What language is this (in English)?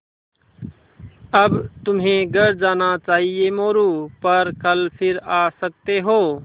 Hindi